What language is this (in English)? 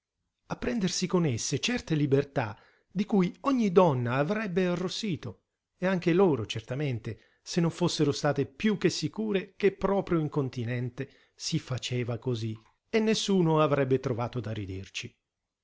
Italian